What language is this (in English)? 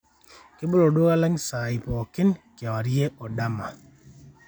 Masai